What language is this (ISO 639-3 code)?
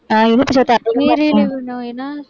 tam